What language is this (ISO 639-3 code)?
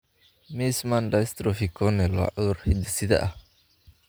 som